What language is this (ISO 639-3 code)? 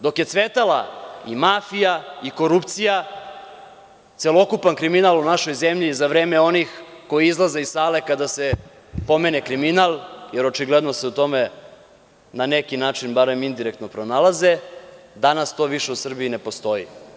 srp